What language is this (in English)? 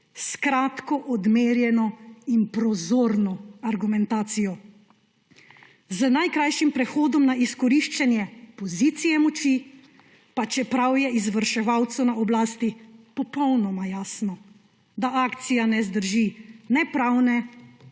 Slovenian